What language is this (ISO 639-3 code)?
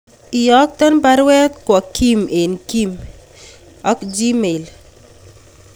kln